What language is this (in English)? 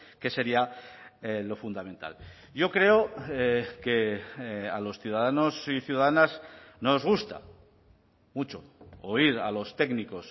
Spanish